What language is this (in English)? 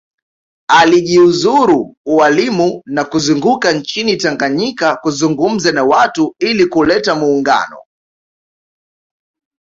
Swahili